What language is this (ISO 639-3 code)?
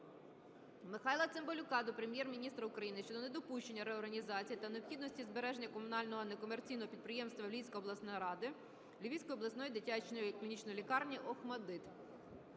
ukr